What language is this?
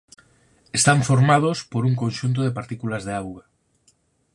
Galician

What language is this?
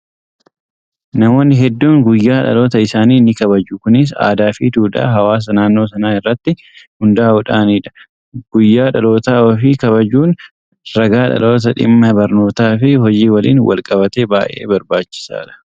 Oromo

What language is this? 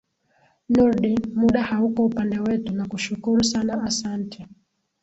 Swahili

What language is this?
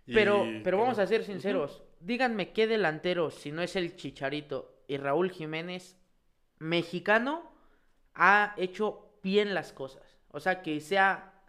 Spanish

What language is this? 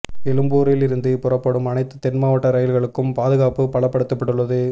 Tamil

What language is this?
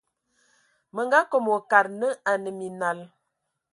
Ewondo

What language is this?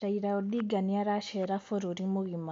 Kikuyu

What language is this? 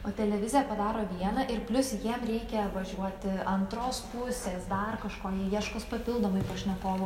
Lithuanian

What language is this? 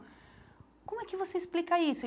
Portuguese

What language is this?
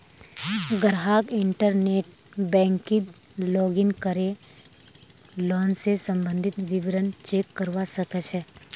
Magahi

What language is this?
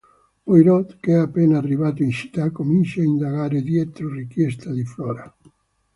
Italian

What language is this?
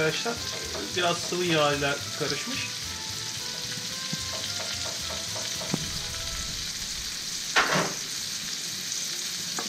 Turkish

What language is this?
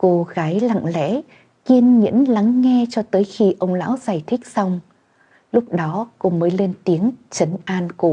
Vietnamese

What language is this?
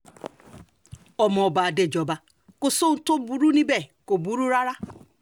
Yoruba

